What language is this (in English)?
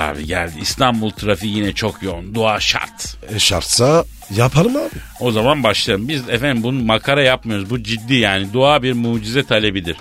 Turkish